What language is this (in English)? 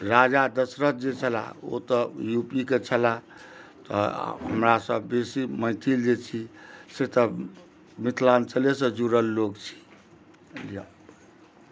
Maithili